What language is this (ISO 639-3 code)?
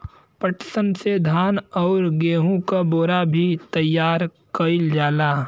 bho